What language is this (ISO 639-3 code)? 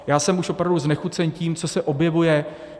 ces